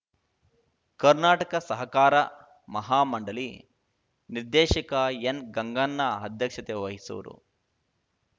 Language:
Kannada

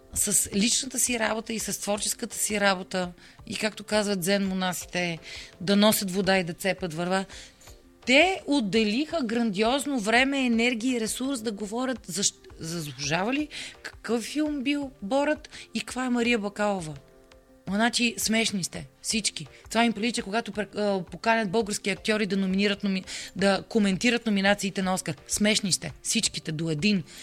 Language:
Bulgarian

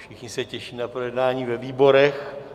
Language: Czech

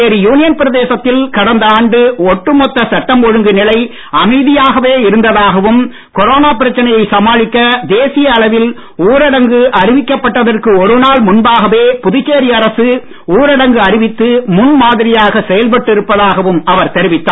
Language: Tamil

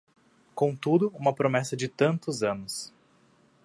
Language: Portuguese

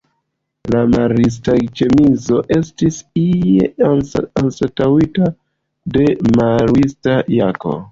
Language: Esperanto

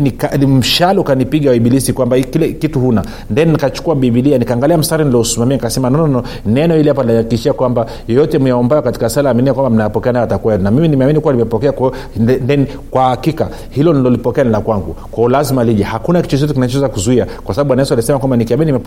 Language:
Swahili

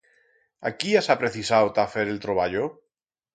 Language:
Aragonese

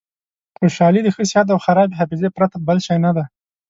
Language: Pashto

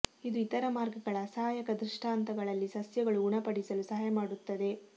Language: Kannada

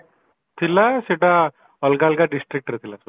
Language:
Odia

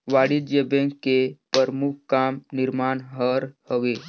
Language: Chhattisgarhi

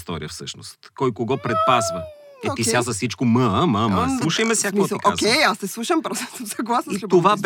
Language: Bulgarian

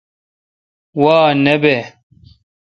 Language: Kalkoti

